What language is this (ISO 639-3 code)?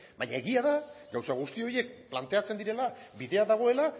eus